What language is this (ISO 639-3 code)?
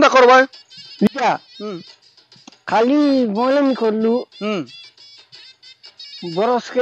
ben